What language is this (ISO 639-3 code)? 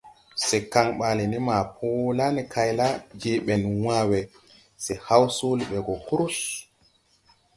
tui